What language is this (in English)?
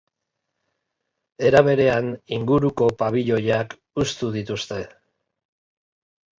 Basque